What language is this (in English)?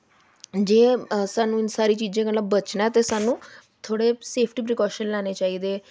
Dogri